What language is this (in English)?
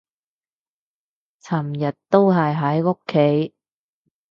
Cantonese